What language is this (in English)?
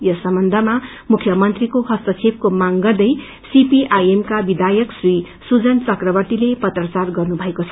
Nepali